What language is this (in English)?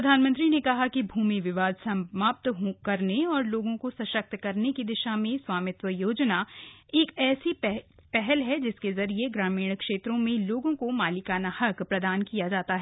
Hindi